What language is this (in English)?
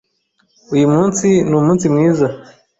Kinyarwanda